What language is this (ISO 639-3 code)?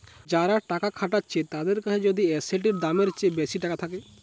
ben